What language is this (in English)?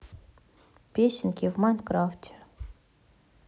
Russian